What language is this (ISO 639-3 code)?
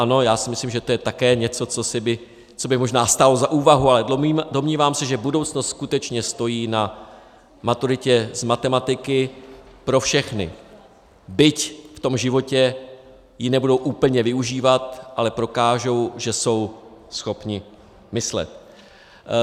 ces